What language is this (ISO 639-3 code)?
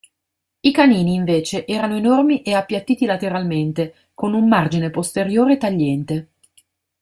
ita